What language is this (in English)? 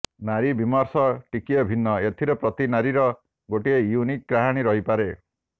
Odia